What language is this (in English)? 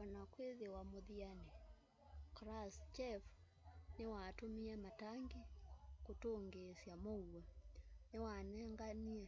Kamba